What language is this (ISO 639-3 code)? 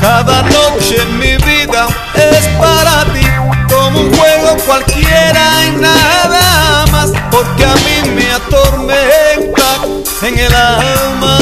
ara